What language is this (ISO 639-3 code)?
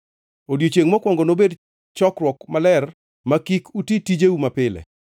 luo